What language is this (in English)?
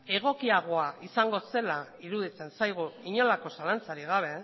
Basque